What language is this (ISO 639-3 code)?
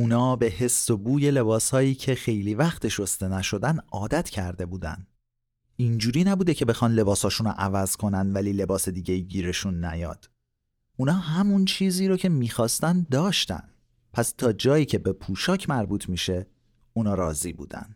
fas